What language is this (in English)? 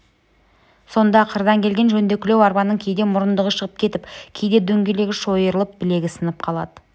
Kazakh